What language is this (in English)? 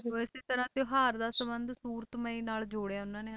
Punjabi